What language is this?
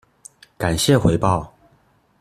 Chinese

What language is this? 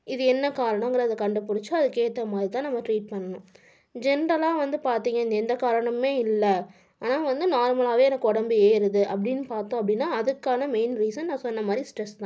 Tamil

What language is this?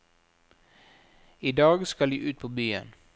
Norwegian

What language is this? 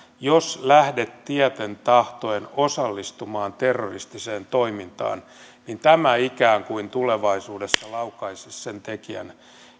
Finnish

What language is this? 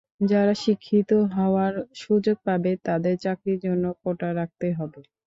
Bangla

